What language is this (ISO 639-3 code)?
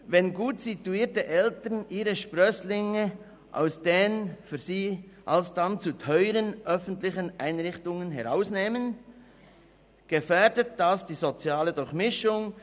gsw